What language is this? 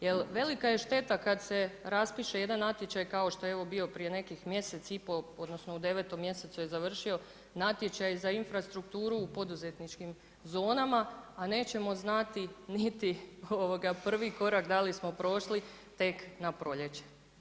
Croatian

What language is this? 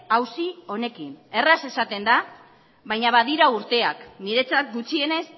Basque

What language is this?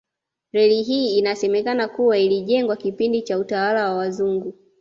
Swahili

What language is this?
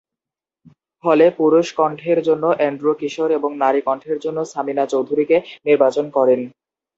Bangla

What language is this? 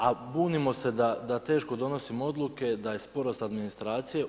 Croatian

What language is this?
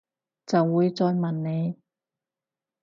Cantonese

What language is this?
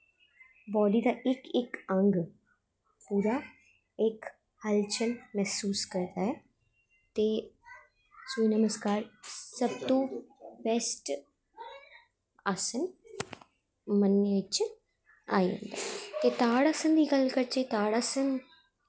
Dogri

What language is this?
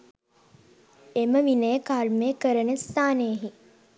Sinhala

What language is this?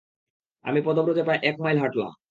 Bangla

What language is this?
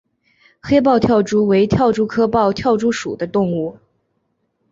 Chinese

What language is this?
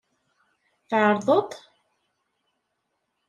Kabyle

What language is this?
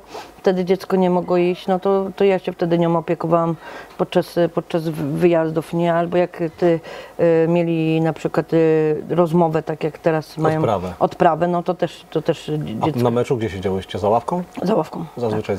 Polish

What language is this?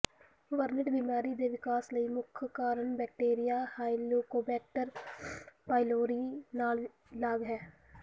Punjabi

